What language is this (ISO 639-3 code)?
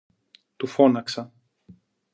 ell